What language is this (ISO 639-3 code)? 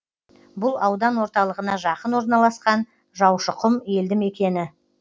kaz